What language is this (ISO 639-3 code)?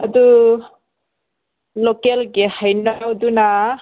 mni